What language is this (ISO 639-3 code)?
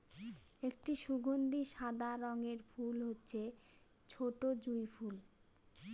ben